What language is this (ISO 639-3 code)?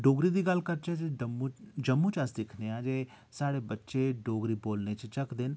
doi